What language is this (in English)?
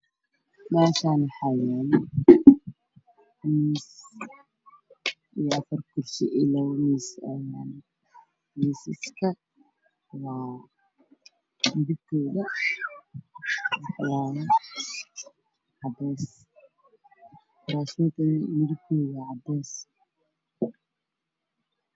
Somali